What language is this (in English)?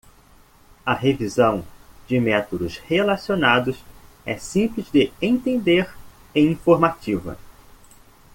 Portuguese